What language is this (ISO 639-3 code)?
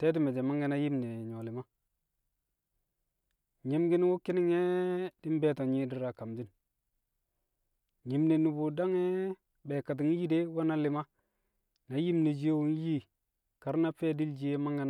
kcq